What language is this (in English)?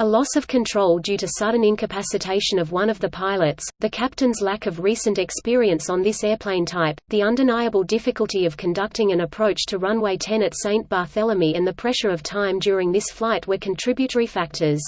English